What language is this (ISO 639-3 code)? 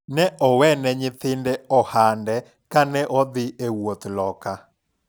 luo